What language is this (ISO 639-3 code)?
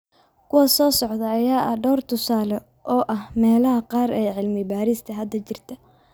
som